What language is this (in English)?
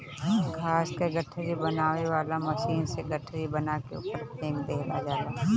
Bhojpuri